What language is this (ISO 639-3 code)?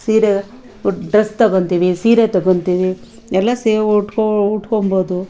kan